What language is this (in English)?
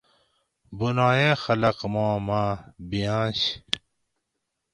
Gawri